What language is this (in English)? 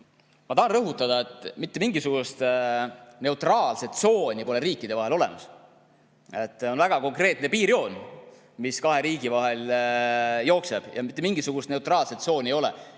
Estonian